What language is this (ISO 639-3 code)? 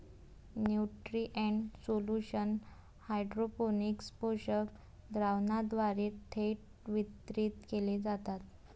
mar